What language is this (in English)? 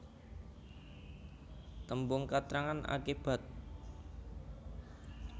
Javanese